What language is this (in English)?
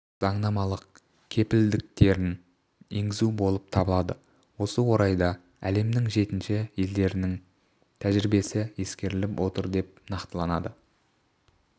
Kazakh